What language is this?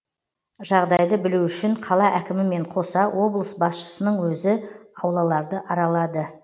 Kazakh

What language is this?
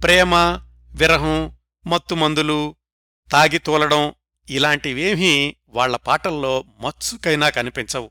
Telugu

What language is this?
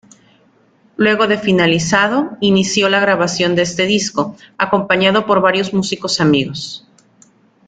Spanish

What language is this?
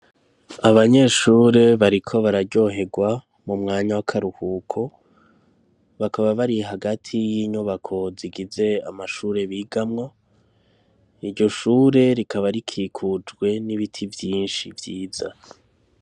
Rundi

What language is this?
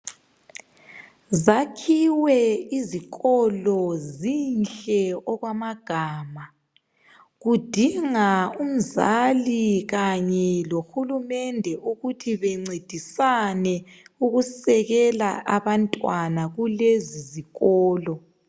North Ndebele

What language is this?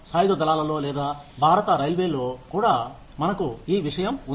Telugu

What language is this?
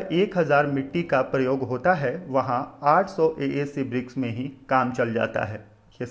Hindi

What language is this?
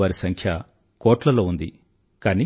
Telugu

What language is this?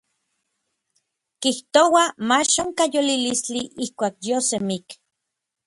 Orizaba Nahuatl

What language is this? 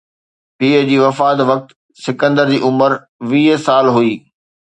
Sindhi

